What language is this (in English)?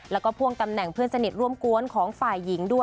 Thai